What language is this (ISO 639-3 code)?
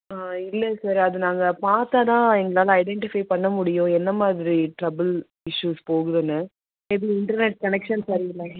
tam